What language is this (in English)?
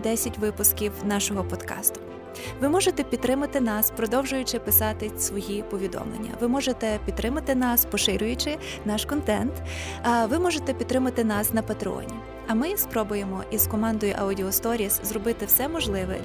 Ukrainian